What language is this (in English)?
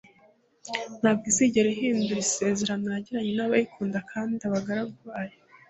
Kinyarwanda